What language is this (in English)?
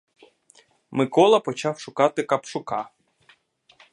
Ukrainian